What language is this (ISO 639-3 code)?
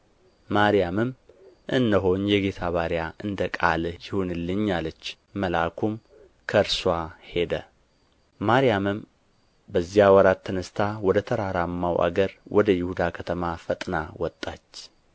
amh